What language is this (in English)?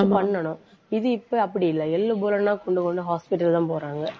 Tamil